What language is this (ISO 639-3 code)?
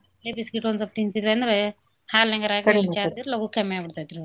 kan